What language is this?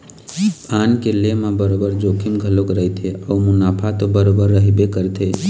Chhattisgarhi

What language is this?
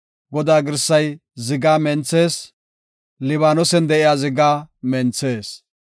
Gofa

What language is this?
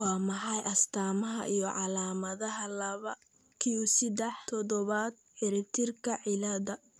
Somali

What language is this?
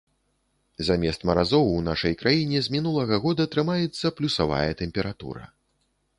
Belarusian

